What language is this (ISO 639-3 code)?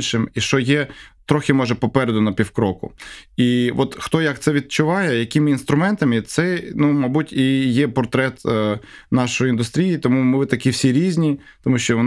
ukr